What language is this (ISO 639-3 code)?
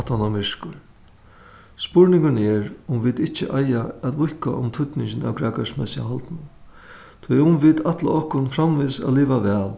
fao